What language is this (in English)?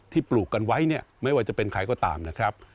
Thai